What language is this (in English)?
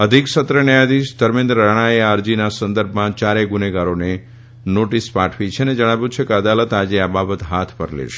Gujarati